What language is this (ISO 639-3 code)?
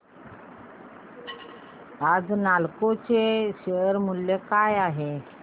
mar